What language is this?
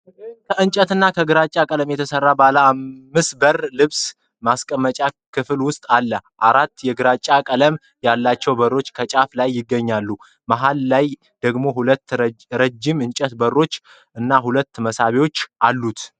Amharic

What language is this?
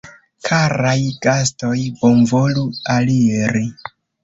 Esperanto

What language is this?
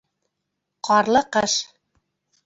Bashkir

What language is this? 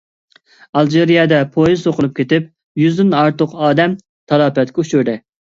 Uyghur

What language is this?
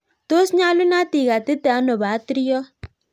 Kalenjin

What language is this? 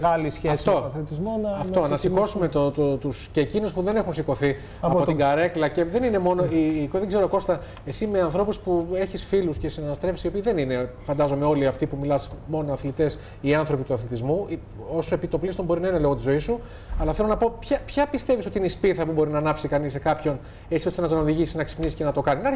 Greek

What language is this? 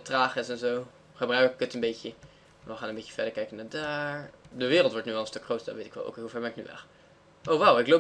Dutch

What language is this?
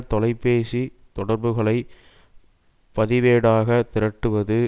Tamil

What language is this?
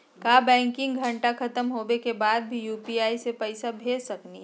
Magahi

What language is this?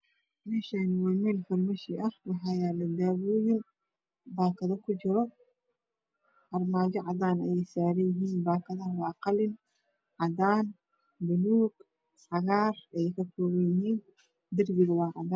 Somali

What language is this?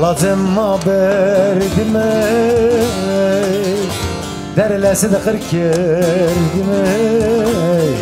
Turkish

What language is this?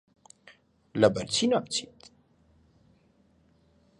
Central Kurdish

